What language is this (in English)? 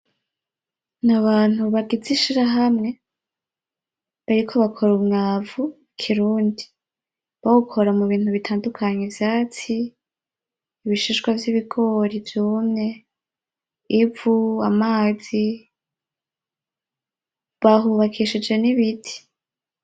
Rundi